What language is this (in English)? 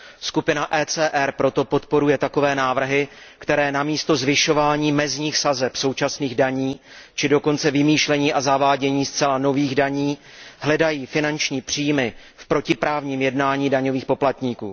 Czech